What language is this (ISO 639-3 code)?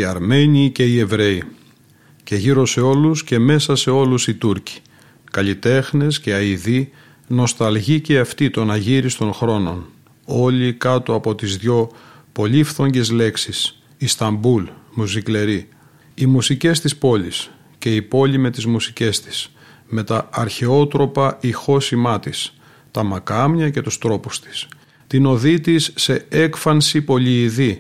ell